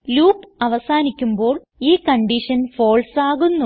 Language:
Malayalam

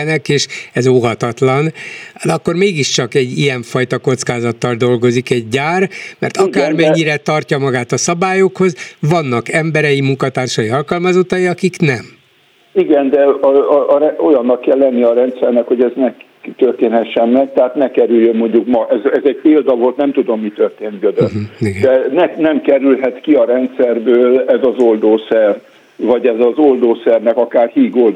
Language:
Hungarian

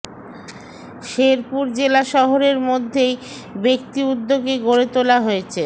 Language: Bangla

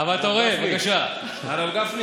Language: Hebrew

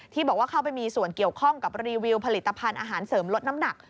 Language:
Thai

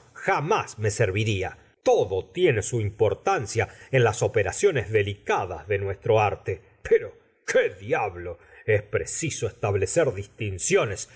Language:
Spanish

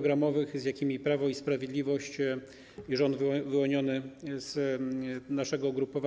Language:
Polish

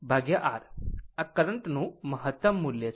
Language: Gujarati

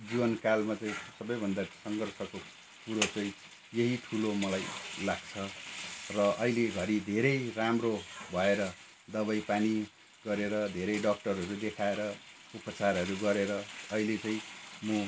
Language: Nepali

